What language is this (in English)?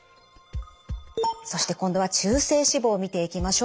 Japanese